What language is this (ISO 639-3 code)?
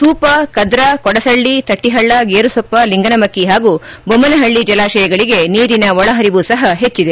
kan